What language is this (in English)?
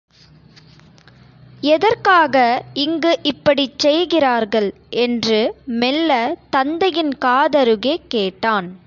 Tamil